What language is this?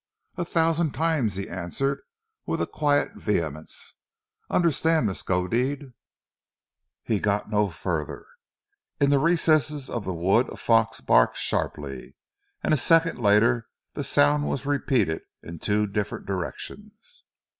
English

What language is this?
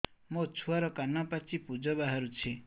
Odia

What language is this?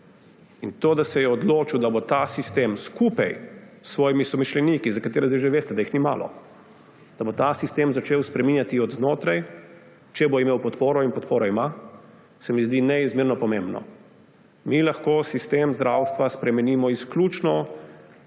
Slovenian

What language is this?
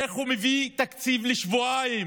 Hebrew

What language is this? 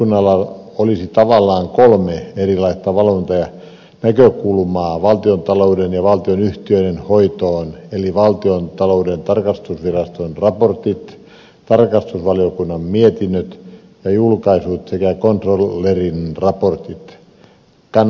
Finnish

